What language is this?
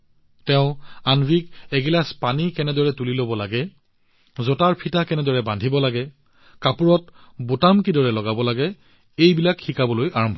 Assamese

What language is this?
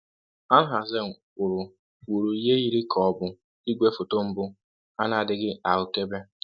Igbo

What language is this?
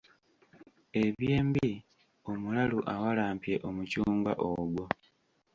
Ganda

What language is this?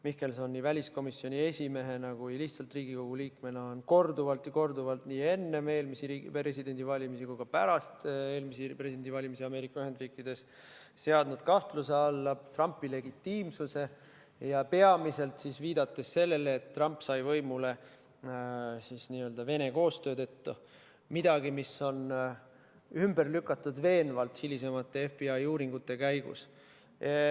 Estonian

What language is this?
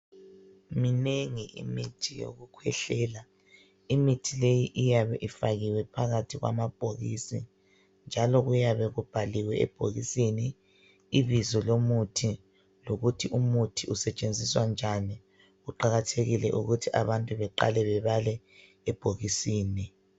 North Ndebele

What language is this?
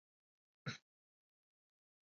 Southern Pastaza Quechua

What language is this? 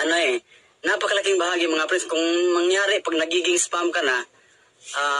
Filipino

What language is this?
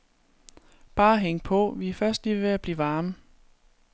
Danish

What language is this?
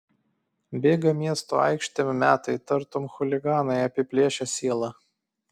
Lithuanian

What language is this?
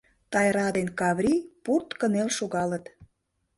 Mari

